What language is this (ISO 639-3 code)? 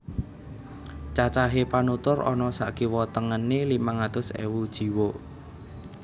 jav